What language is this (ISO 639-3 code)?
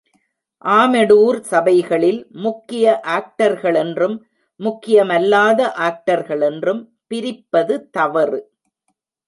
tam